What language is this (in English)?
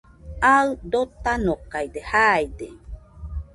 Nüpode Huitoto